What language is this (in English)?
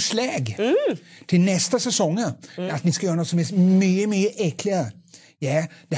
Swedish